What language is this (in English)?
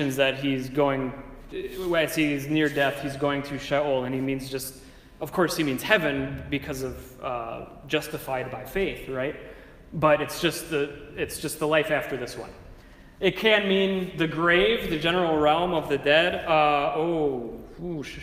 English